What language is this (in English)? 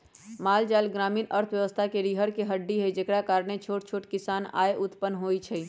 Magahi